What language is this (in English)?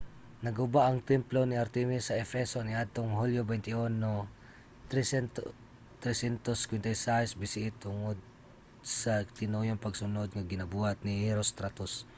Cebuano